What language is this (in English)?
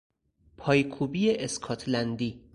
Persian